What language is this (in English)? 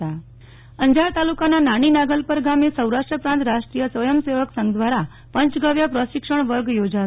Gujarati